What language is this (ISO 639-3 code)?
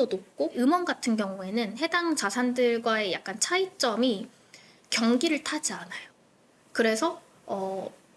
kor